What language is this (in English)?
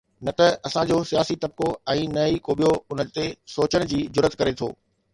Sindhi